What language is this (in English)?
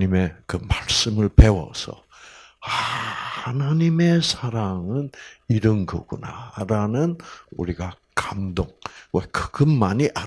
Korean